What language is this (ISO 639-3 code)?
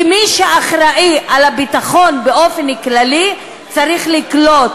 heb